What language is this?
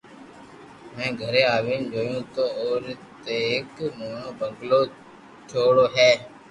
Loarki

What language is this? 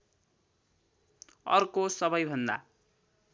Nepali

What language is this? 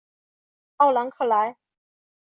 Chinese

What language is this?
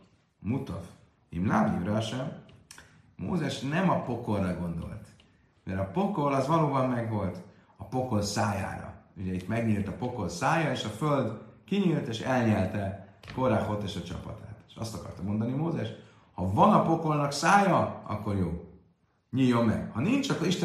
Hungarian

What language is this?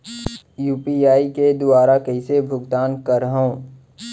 Chhattisgarhi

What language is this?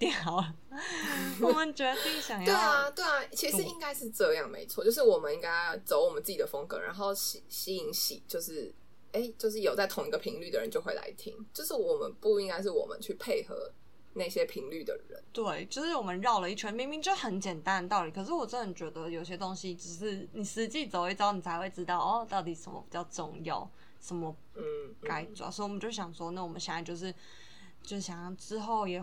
Chinese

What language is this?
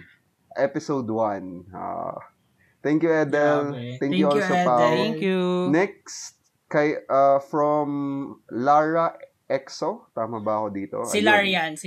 Filipino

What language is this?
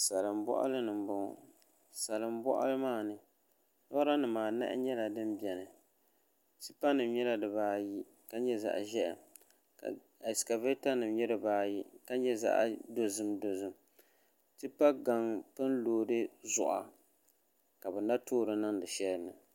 Dagbani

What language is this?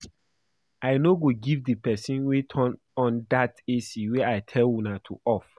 Nigerian Pidgin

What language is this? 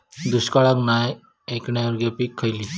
Marathi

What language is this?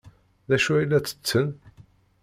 Kabyle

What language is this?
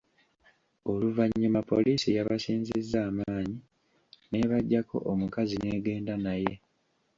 Ganda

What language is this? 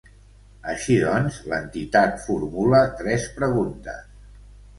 Catalan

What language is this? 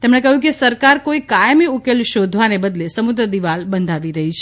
Gujarati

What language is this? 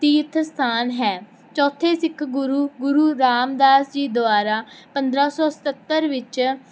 Punjabi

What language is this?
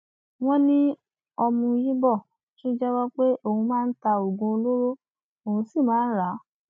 Yoruba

